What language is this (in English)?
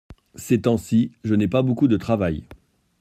French